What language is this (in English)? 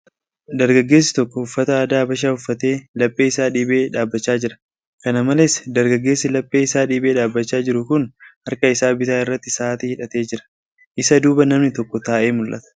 Oromo